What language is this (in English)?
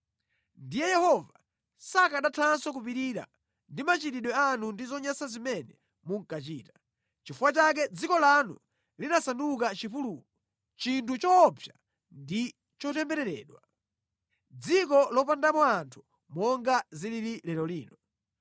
Nyanja